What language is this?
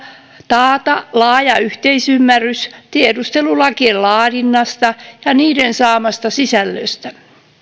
Finnish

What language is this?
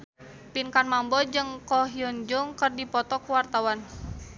Sundanese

